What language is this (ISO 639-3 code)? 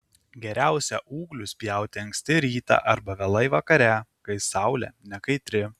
lit